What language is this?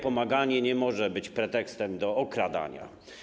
Polish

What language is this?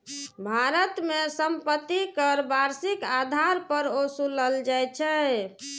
Maithili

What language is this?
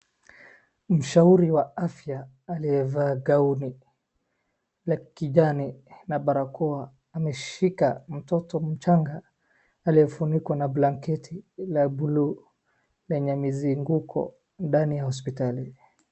Swahili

